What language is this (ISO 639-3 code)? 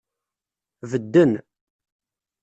kab